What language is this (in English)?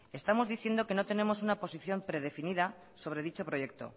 Spanish